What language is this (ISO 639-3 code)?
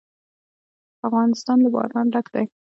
pus